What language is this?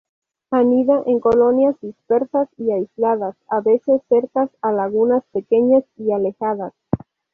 Spanish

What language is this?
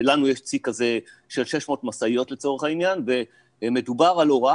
Hebrew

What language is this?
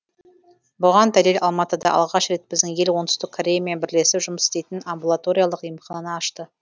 Kazakh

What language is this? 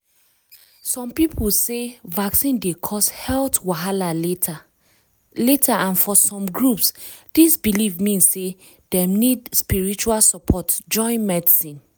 Nigerian Pidgin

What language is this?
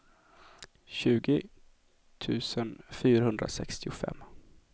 Swedish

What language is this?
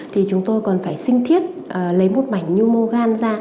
Vietnamese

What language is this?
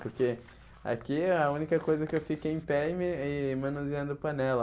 Portuguese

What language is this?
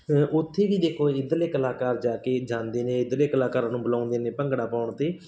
Punjabi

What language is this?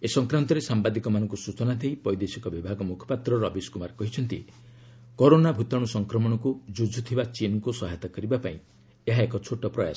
Odia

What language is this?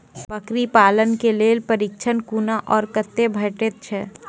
Maithili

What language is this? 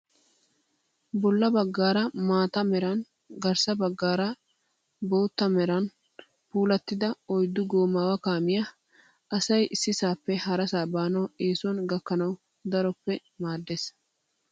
Wolaytta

